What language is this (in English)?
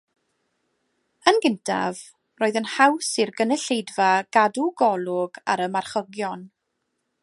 Welsh